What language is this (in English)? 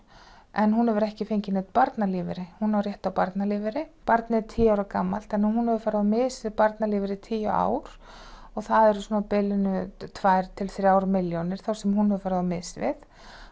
Icelandic